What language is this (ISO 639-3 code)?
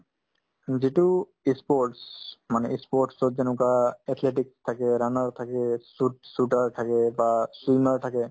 asm